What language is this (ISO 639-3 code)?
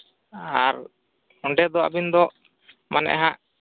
sat